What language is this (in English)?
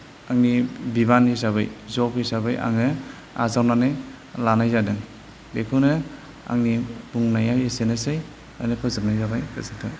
Bodo